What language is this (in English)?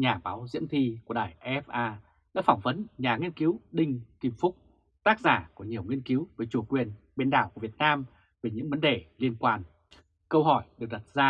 Vietnamese